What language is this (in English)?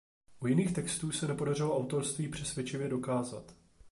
Czech